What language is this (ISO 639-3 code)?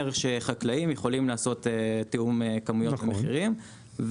heb